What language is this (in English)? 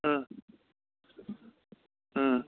Manipuri